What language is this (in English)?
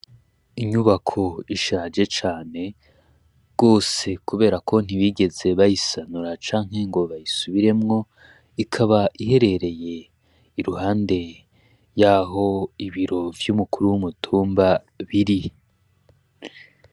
Rundi